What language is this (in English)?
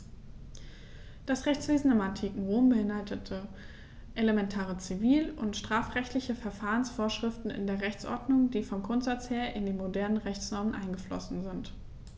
German